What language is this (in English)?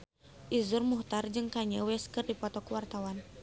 Sundanese